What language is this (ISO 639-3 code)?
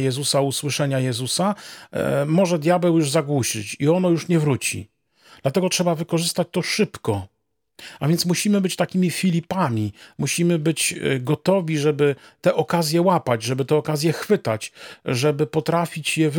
pol